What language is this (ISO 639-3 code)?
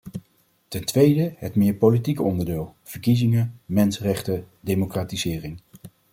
nld